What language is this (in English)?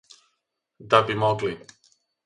Serbian